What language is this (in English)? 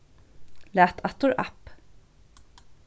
Faroese